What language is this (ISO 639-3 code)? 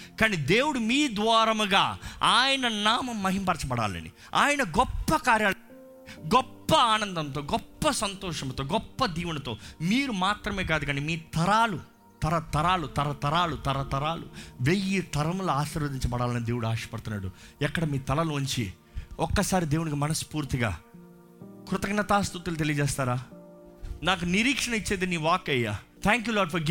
tel